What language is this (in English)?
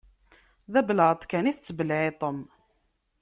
Kabyle